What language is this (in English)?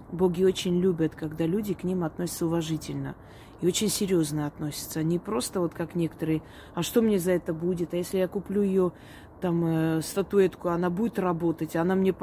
Russian